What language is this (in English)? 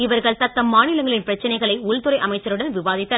Tamil